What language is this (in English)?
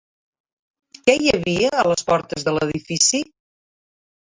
Catalan